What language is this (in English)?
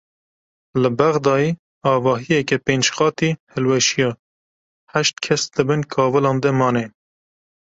Kurdish